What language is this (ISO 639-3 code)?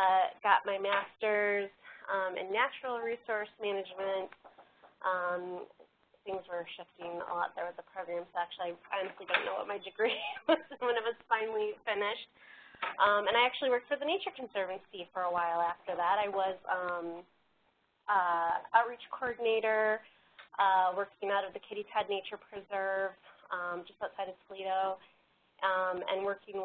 eng